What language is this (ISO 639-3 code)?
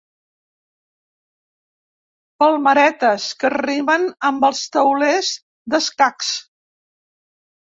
cat